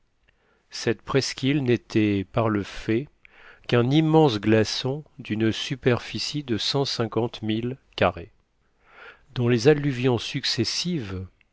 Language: French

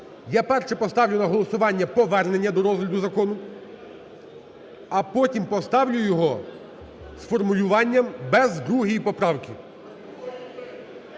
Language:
Ukrainian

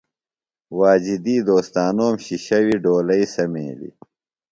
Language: Phalura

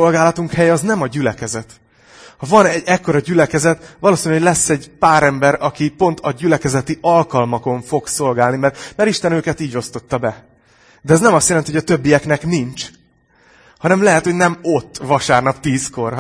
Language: Hungarian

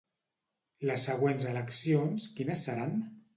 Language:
Catalan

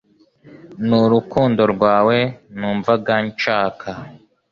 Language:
Kinyarwanda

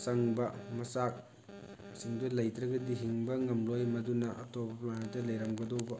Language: Manipuri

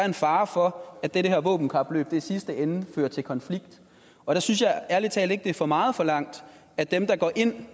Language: Danish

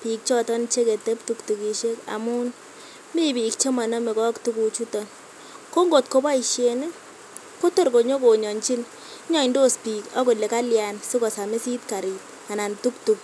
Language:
Kalenjin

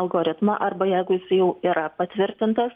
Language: Lithuanian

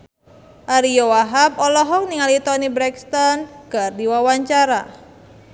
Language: Sundanese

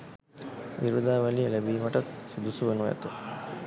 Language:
Sinhala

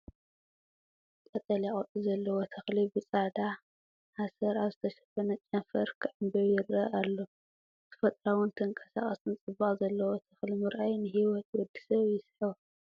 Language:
Tigrinya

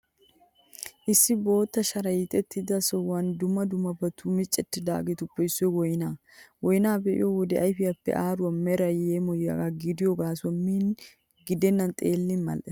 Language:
Wolaytta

